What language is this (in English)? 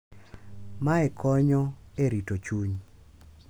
Luo (Kenya and Tanzania)